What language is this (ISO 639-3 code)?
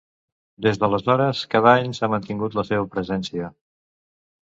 cat